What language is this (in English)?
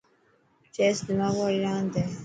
Dhatki